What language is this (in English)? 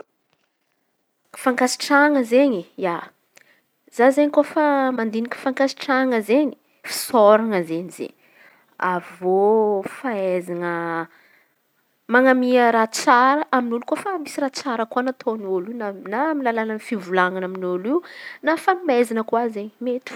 Antankarana Malagasy